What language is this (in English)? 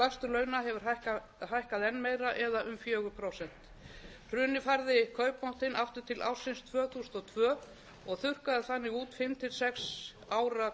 Icelandic